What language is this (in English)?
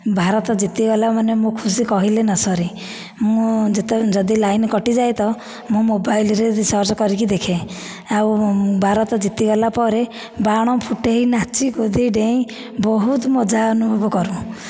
Odia